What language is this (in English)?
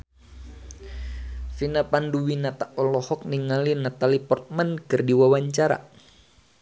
Sundanese